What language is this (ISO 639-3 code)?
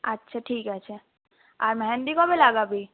ben